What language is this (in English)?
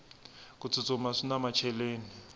Tsonga